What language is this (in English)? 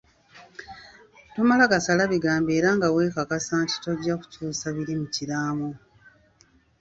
Ganda